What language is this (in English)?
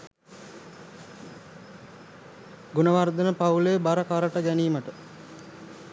Sinhala